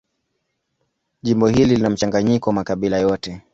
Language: Swahili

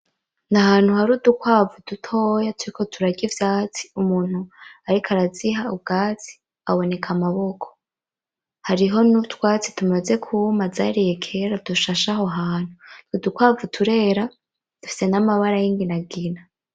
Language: Rundi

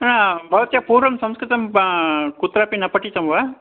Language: Sanskrit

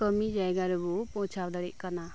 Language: Santali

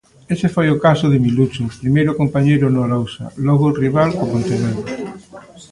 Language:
Galician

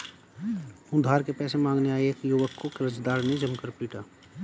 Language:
Hindi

